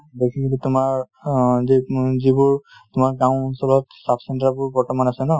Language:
Assamese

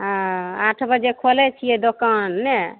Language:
Maithili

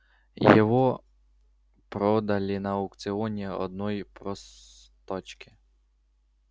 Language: Russian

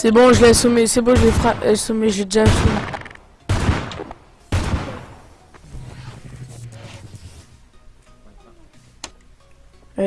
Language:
French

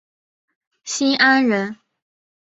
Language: Chinese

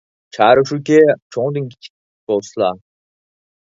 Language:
Uyghur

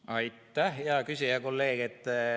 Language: Estonian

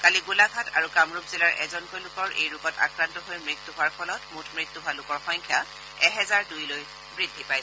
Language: Assamese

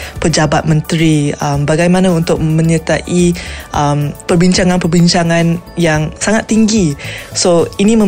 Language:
Malay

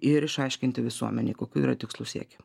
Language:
Lithuanian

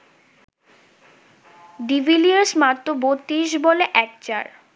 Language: Bangla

